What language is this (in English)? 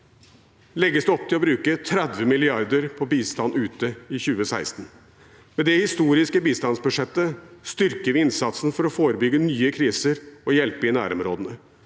Norwegian